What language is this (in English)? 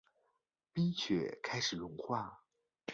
Chinese